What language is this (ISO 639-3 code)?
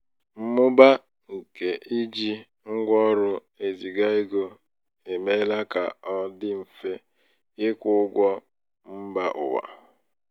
ibo